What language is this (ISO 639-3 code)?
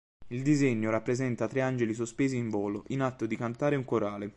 ita